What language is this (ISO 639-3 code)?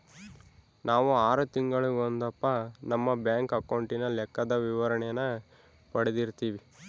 kan